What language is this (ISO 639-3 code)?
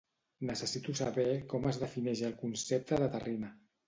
cat